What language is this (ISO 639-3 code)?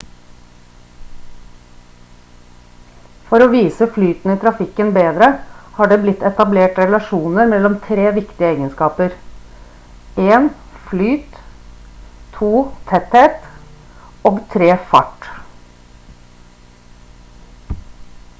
nob